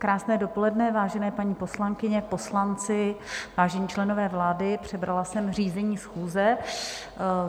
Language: Czech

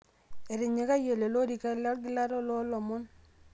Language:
Masai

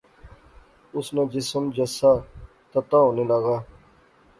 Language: Pahari-Potwari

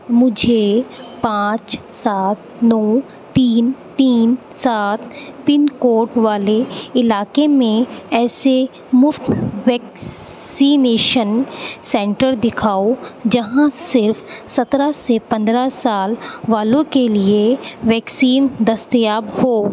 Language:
Urdu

